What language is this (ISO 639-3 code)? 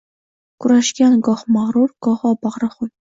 uzb